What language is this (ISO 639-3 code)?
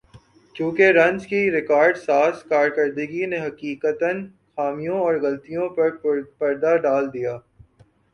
urd